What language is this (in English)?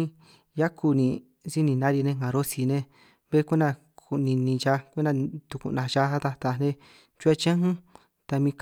San Martín Itunyoso Triqui